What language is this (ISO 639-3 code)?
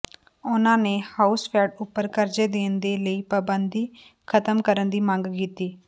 pan